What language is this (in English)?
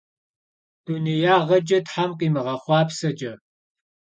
Kabardian